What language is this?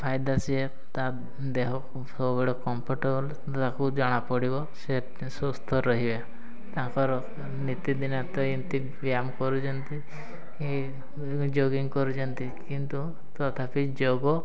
Odia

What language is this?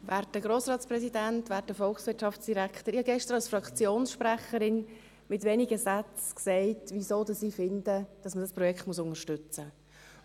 Swiss German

